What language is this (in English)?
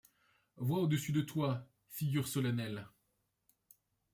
French